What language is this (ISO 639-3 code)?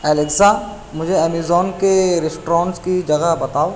urd